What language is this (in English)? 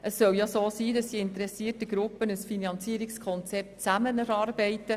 Swiss German